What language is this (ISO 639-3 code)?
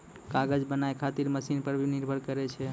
mai